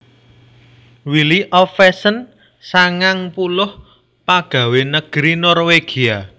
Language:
Javanese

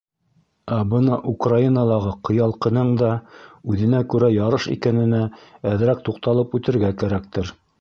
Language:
Bashkir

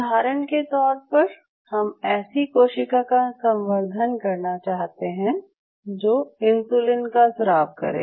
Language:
Hindi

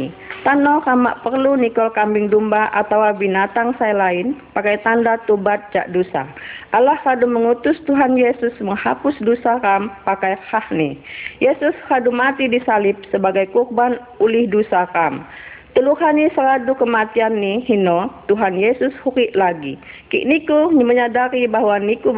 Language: Indonesian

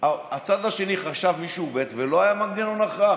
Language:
Hebrew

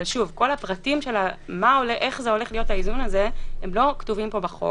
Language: Hebrew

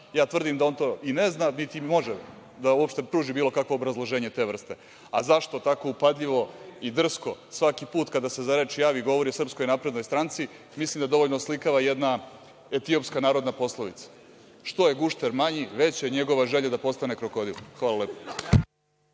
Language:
Serbian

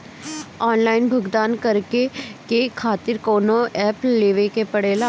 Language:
Bhojpuri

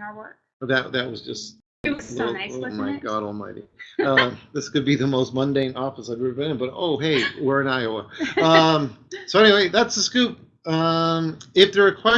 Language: English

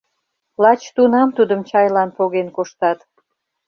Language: Mari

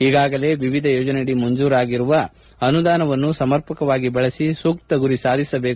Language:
Kannada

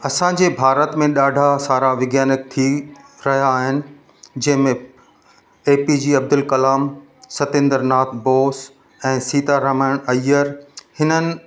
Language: Sindhi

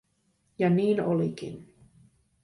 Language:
Finnish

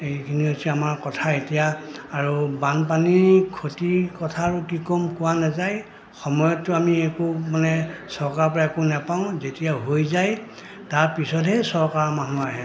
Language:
Assamese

